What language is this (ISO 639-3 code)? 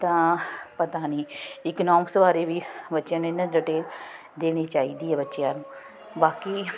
pan